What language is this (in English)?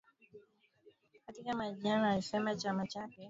Swahili